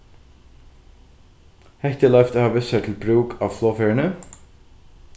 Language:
Faroese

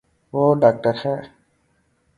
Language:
Urdu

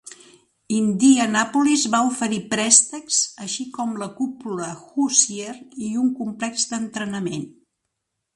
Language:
Catalan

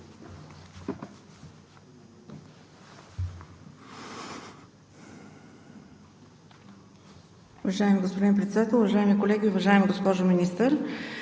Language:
Bulgarian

